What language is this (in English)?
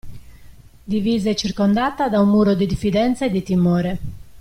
Italian